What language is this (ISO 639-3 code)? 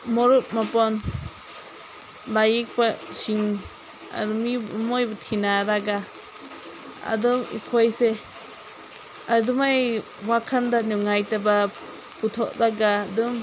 mni